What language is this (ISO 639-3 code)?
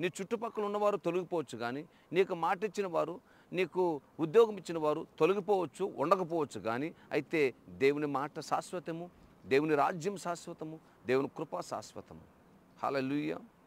ron